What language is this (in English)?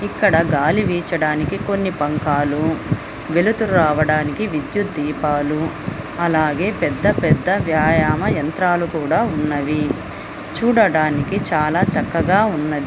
Telugu